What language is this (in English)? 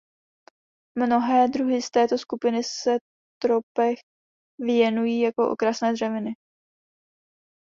Czech